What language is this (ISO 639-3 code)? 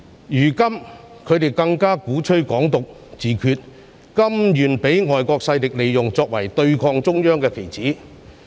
yue